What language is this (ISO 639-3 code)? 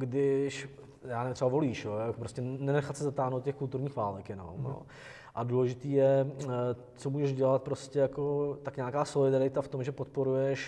ces